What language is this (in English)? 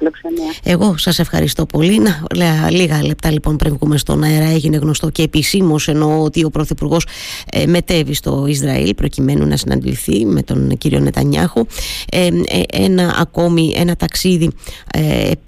Greek